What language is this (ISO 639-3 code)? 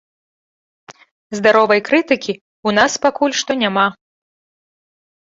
bel